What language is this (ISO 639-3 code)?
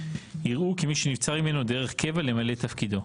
heb